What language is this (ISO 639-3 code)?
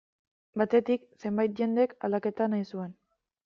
eus